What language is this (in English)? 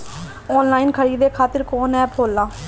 Bhojpuri